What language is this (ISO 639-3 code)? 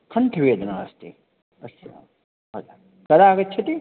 san